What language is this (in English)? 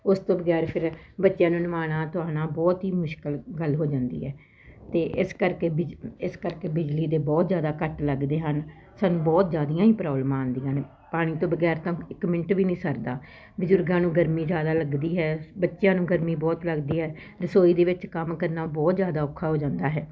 Punjabi